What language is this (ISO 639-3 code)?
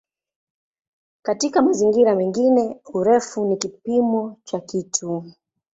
swa